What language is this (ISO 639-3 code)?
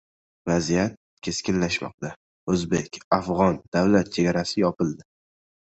uzb